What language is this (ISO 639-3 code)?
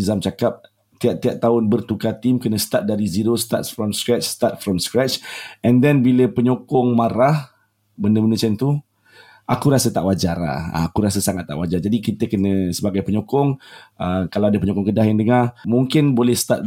msa